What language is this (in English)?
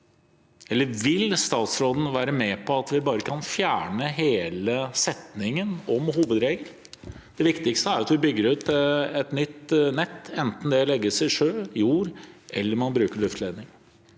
Norwegian